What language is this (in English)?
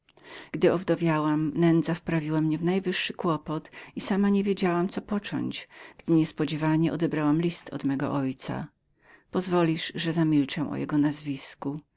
Polish